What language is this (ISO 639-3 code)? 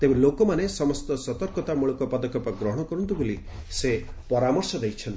ori